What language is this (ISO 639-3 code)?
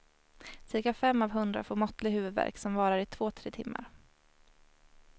swe